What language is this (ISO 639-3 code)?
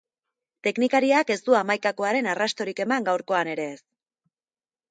eus